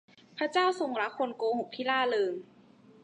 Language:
Thai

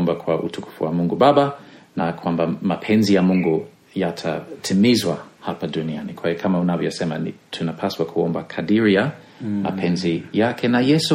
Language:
Swahili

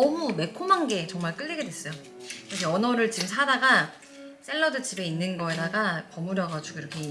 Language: Korean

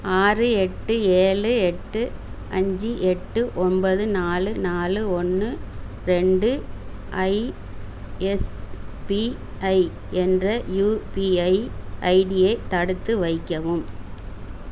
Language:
Tamil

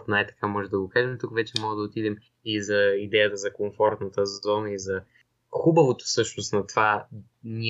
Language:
Bulgarian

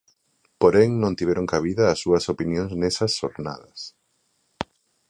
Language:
Galician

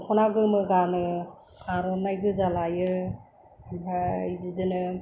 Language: Bodo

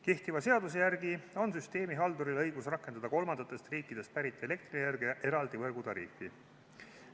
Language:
Estonian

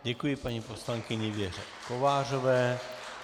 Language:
Czech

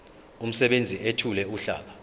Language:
Zulu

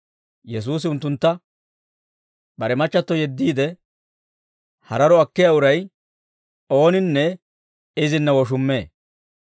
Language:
Dawro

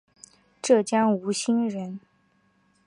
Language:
Chinese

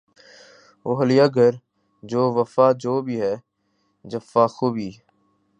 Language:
Urdu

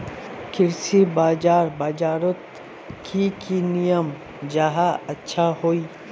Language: Magahi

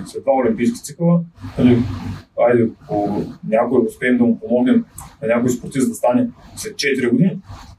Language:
Bulgarian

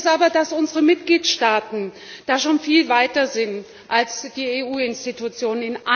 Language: German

